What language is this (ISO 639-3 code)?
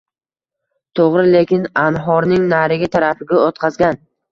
uzb